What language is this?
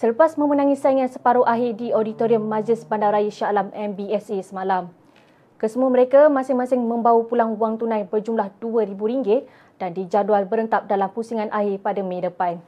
Malay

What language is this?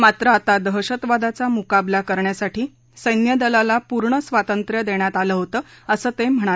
Marathi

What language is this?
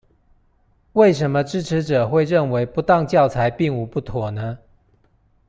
Chinese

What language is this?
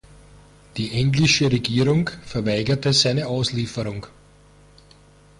German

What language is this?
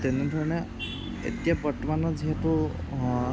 Assamese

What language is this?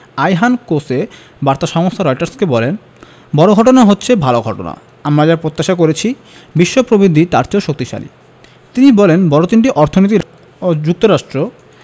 Bangla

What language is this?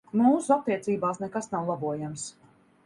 Latvian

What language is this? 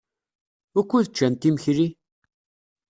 Kabyle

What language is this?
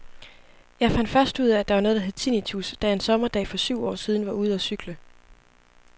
Danish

